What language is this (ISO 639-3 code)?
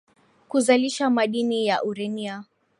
swa